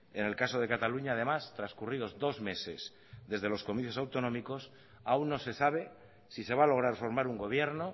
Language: Spanish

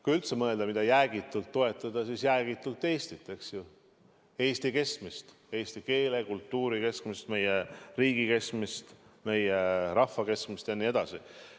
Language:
Estonian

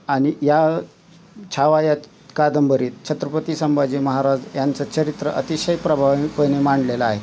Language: Marathi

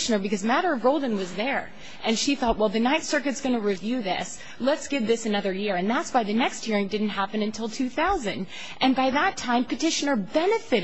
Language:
English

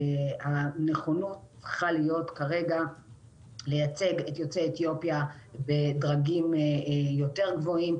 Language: Hebrew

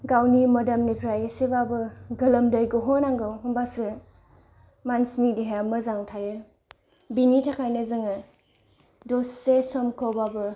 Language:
Bodo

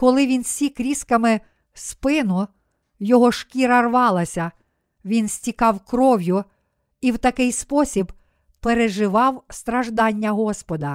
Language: Ukrainian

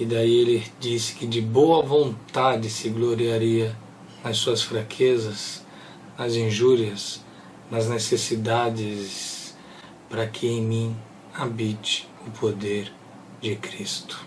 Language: Portuguese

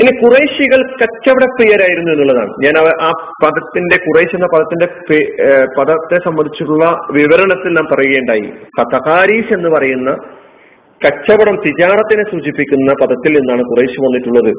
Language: Malayalam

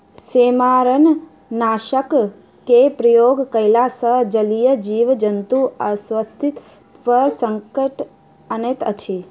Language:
Maithili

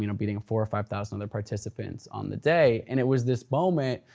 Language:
English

